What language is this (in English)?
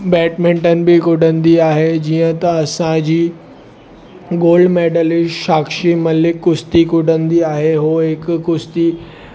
Sindhi